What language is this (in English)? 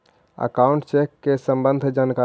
Magahi